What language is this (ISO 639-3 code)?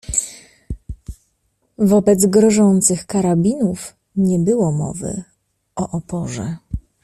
pol